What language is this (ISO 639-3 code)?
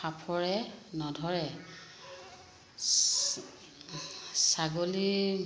asm